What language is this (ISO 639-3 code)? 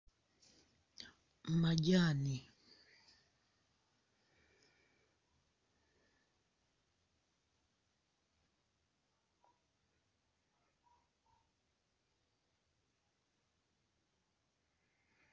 myx